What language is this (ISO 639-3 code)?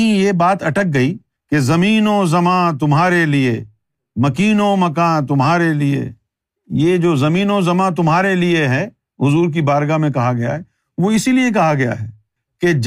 urd